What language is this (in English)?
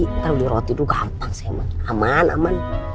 Indonesian